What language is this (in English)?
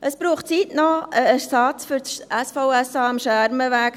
Swiss German